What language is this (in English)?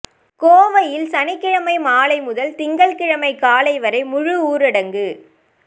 Tamil